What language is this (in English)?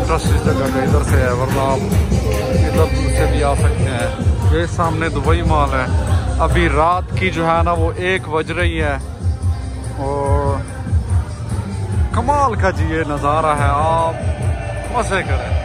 Arabic